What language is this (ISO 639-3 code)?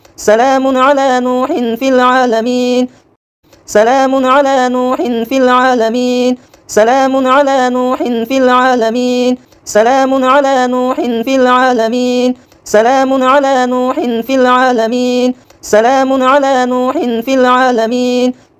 ara